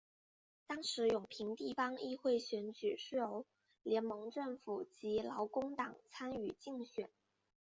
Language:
Chinese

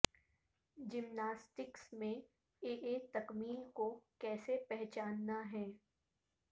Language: Urdu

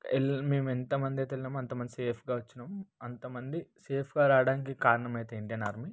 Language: Telugu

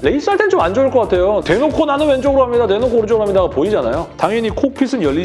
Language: Korean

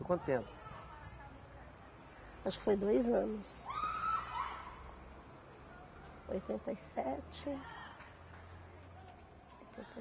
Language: Portuguese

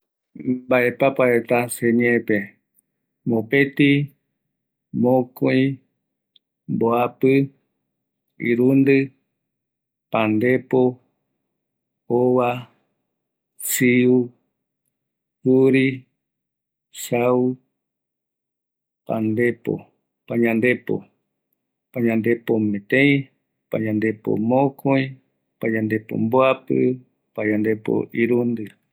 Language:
Eastern Bolivian Guaraní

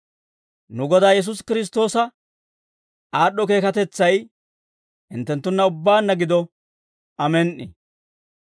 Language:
Dawro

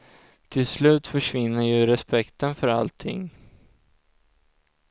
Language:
Swedish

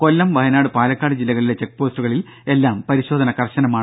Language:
Malayalam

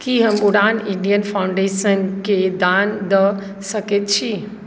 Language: Maithili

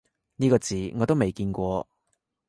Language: Cantonese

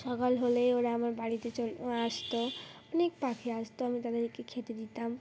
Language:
Bangla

